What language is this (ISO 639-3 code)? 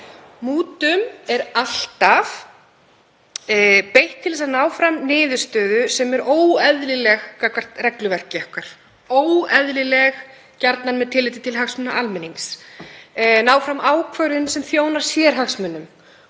isl